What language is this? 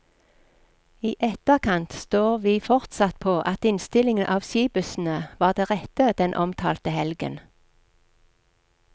Norwegian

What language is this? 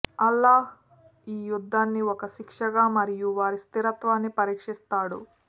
Telugu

